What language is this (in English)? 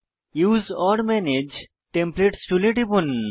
Bangla